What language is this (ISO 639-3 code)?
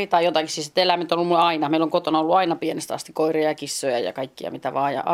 fin